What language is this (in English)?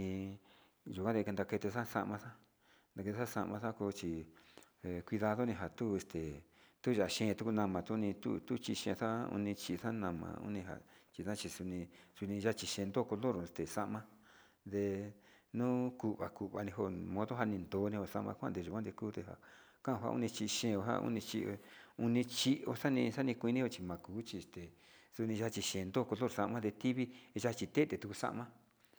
Sinicahua Mixtec